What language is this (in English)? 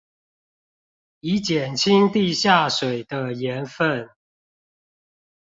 Chinese